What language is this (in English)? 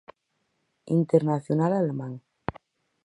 Galician